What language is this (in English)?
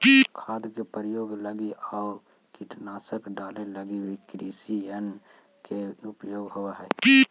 Magahi